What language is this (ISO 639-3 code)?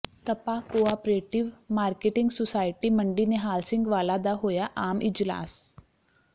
pan